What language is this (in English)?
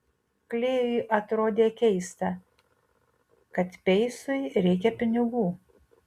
Lithuanian